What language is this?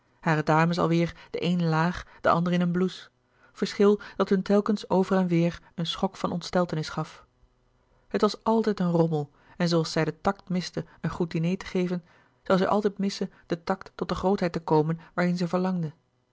Dutch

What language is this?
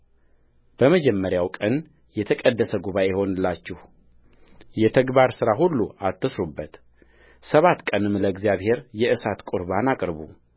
Amharic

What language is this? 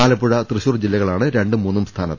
Malayalam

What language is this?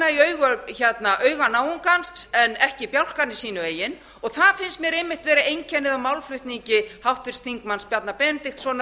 Icelandic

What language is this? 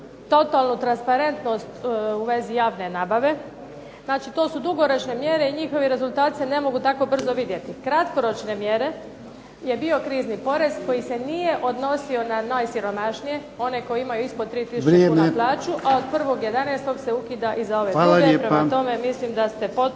Croatian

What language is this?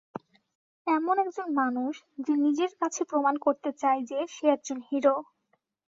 Bangla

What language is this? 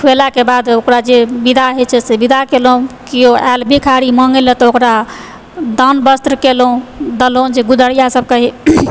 Maithili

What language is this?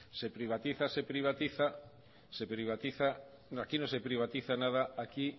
Spanish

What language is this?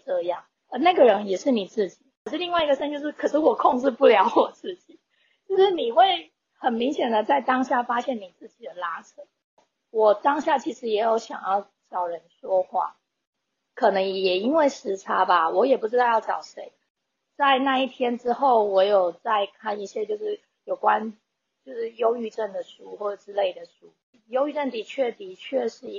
Chinese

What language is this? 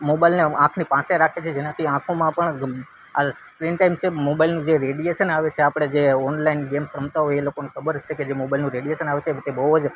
Gujarati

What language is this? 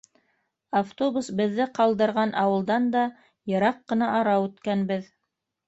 Bashkir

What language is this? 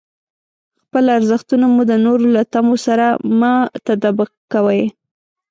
Pashto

